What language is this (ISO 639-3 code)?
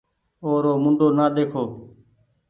gig